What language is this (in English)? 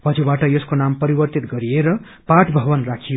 Nepali